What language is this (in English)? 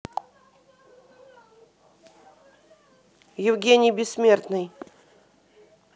Russian